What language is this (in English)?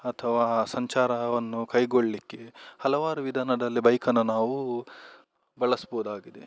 Kannada